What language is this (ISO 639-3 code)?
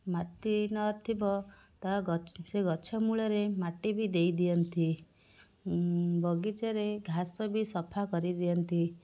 ori